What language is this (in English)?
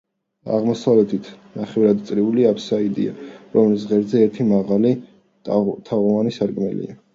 Georgian